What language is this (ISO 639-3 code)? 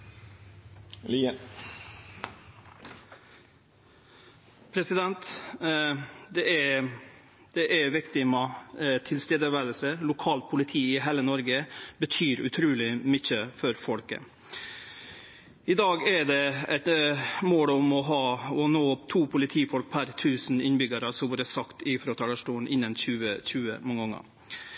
nor